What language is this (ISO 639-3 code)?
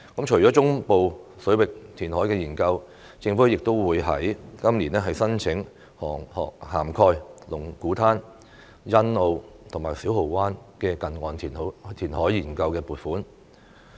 yue